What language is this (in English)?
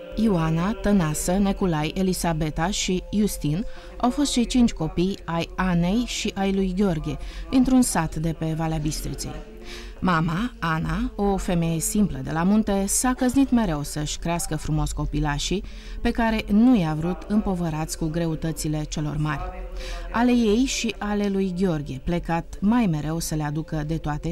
Romanian